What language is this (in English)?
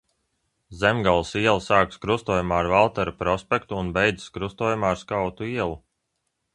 Latvian